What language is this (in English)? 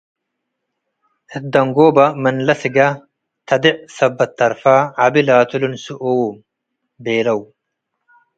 Tigre